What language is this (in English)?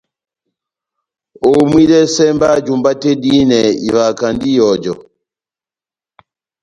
Batanga